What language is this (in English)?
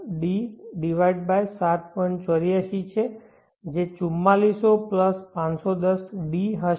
Gujarati